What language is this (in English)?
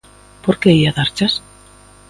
Galician